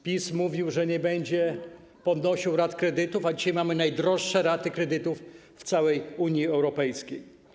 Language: Polish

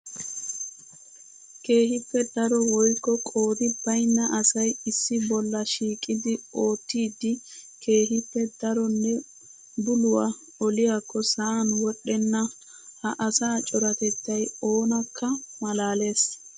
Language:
Wolaytta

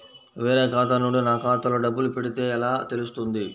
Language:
Telugu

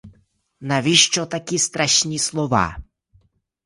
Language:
Ukrainian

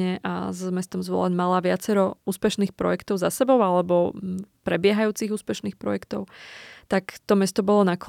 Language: Slovak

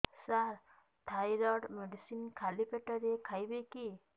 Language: Odia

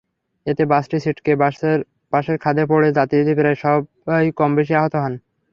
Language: Bangla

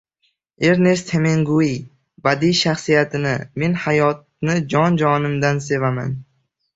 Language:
Uzbek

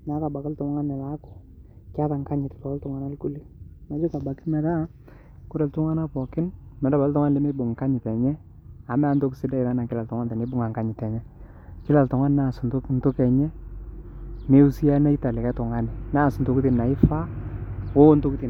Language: Masai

